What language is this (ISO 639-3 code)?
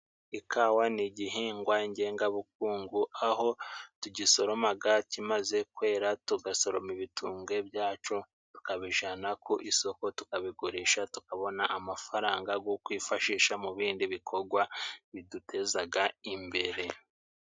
kin